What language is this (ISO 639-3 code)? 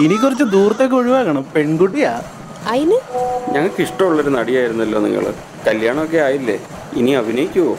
mal